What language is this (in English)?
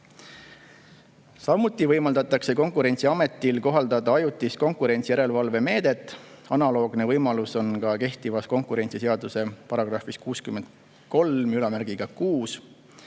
Estonian